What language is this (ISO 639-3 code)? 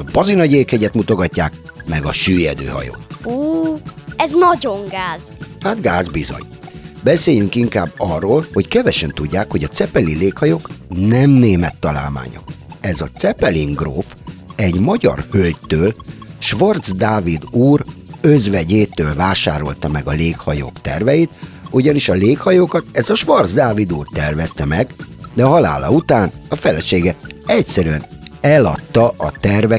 hun